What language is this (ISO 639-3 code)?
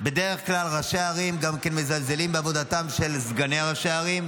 heb